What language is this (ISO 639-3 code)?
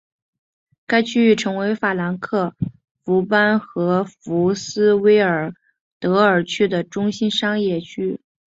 zho